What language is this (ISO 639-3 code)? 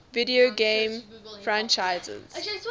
eng